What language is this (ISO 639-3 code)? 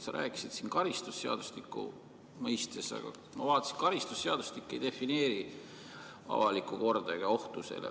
est